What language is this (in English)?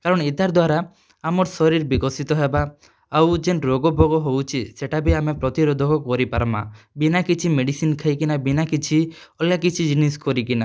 Odia